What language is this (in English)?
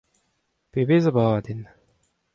Breton